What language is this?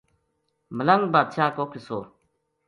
Gujari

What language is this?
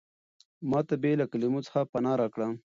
Pashto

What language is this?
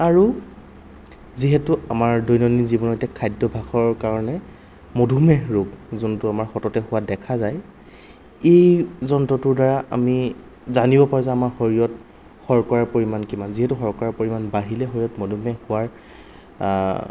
Assamese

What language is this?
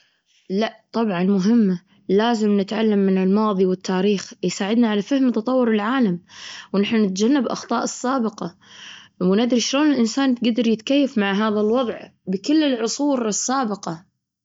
Gulf Arabic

